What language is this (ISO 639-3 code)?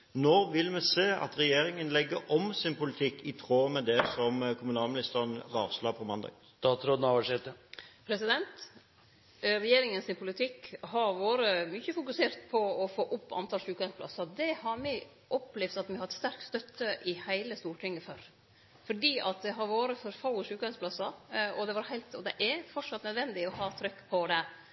nor